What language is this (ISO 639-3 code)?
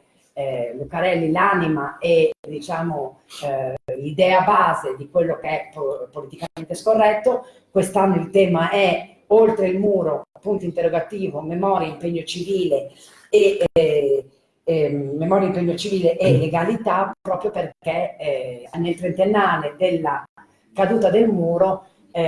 ita